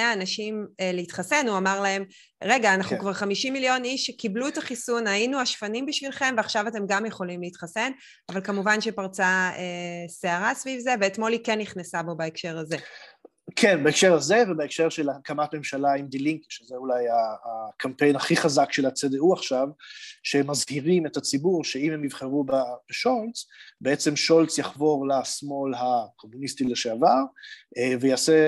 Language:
Hebrew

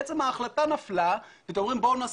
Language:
Hebrew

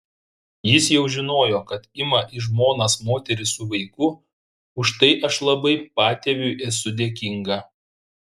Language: Lithuanian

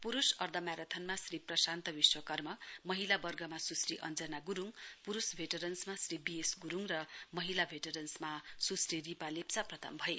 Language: Nepali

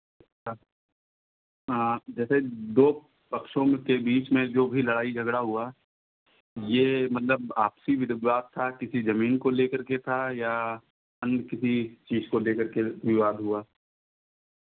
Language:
Hindi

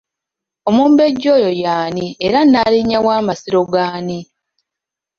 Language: Ganda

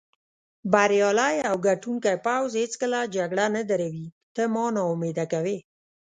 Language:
Pashto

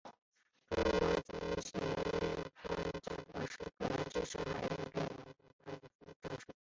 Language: Chinese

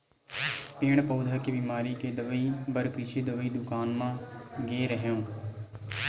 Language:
Chhattisgarhi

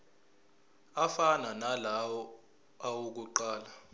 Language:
Zulu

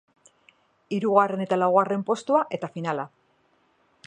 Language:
Basque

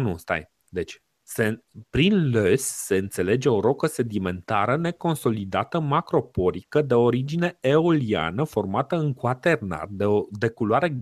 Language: Romanian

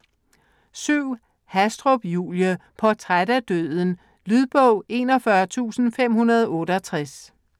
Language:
Danish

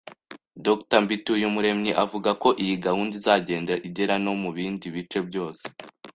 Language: Kinyarwanda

